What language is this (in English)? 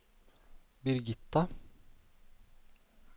Norwegian